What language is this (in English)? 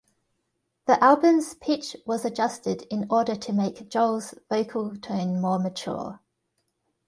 English